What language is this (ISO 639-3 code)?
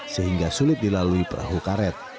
ind